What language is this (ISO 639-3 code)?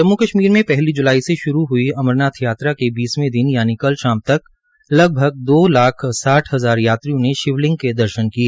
hin